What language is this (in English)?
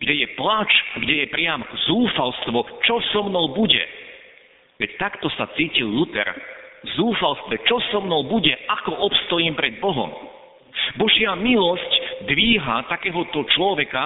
Slovak